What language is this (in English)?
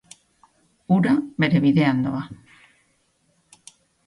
Basque